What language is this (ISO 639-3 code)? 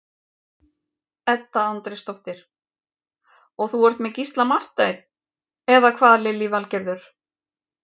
isl